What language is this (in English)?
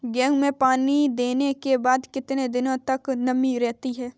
Hindi